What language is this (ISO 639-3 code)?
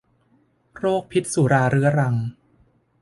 tha